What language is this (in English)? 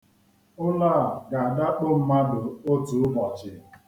Igbo